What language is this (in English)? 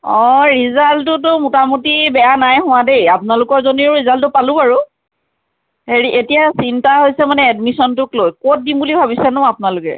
Assamese